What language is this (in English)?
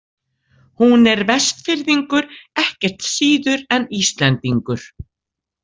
Icelandic